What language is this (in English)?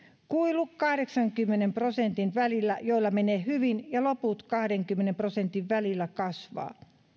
Finnish